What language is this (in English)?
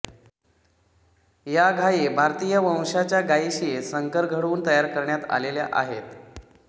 Marathi